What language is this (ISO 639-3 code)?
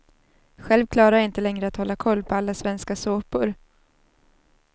swe